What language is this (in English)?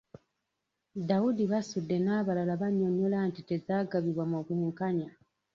Ganda